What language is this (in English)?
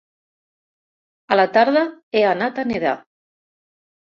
Catalan